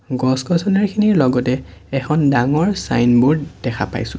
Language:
Assamese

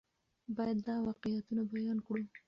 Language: Pashto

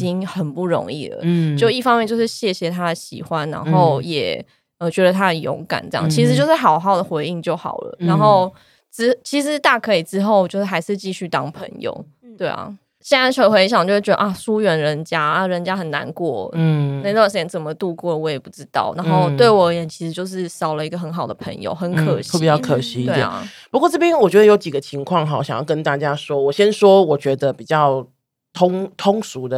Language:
Chinese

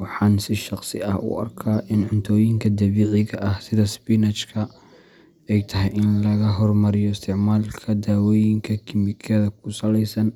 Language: Somali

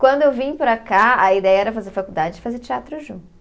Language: Portuguese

